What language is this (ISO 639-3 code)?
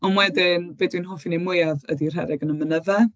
cym